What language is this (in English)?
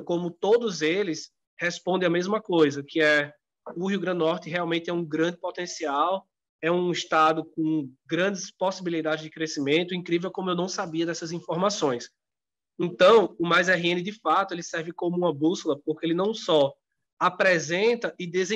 Portuguese